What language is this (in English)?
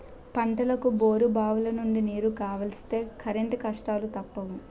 Telugu